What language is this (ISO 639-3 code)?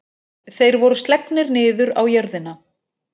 isl